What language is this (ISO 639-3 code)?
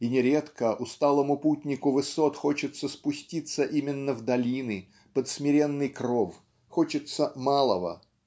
rus